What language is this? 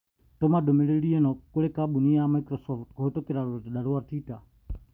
Kikuyu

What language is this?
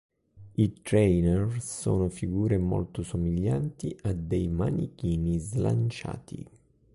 Italian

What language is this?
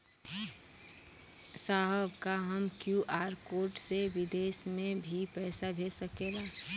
Bhojpuri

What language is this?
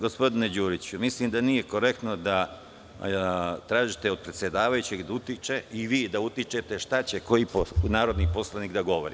Serbian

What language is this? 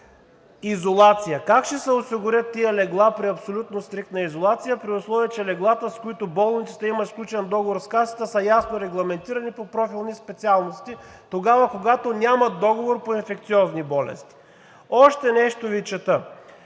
Bulgarian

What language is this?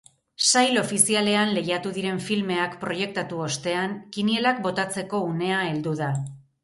Basque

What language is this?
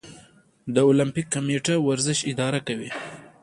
Pashto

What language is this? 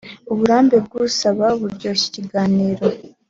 Kinyarwanda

